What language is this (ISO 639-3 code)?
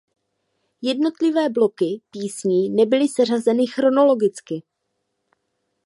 ces